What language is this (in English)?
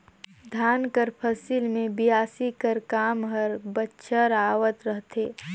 Chhattisgarhi